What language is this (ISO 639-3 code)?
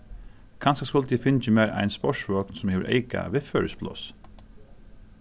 fao